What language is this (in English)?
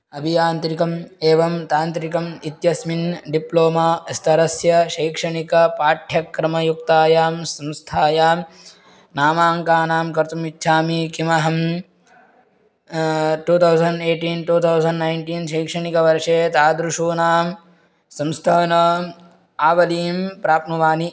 Sanskrit